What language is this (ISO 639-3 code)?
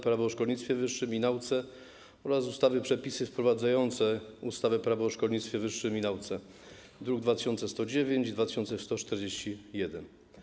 pol